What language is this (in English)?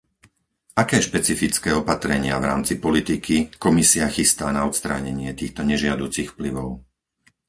Slovak